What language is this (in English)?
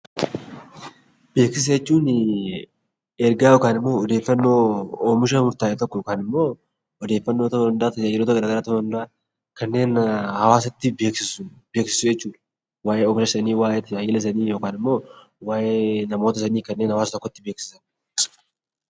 Oromo